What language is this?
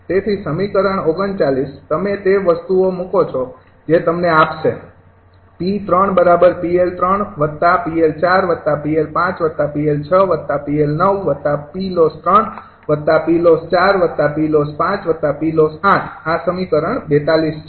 Gujarati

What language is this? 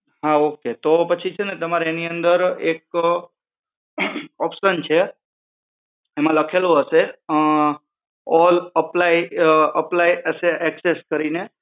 Gujarati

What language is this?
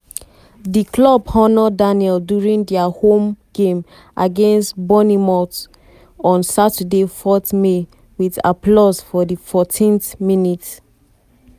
Nigerian Pidgin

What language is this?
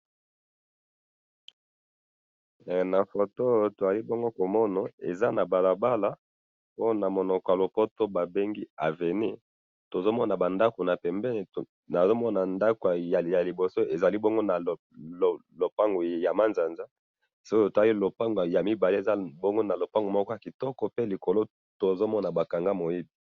Lingala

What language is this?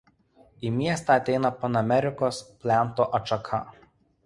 Lithuanian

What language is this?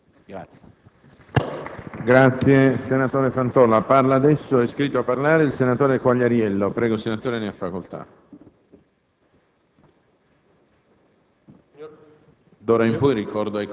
Italian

